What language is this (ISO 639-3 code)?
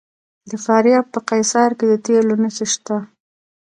pus